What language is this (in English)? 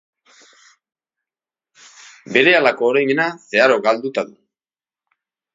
Basque